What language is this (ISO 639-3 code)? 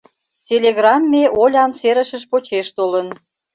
chm